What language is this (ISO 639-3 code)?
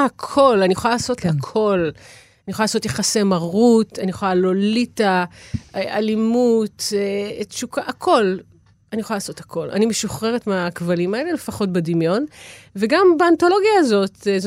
heb